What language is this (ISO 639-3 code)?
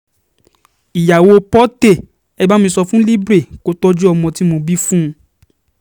yor